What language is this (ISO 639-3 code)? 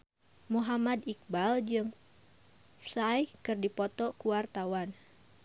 sun